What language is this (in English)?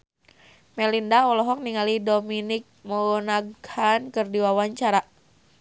Sundanese